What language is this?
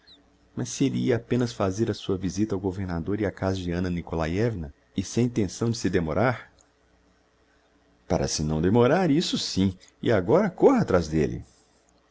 Portuguese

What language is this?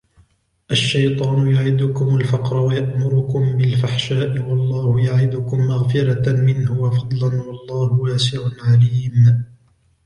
Arabic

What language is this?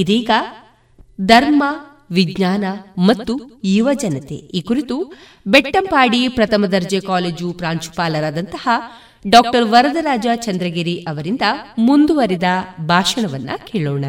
Kannada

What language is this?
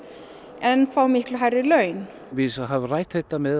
Icelandic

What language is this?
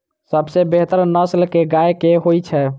Maithili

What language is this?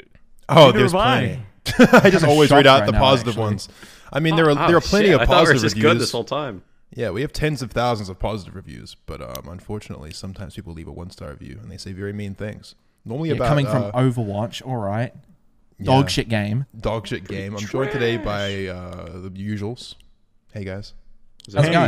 English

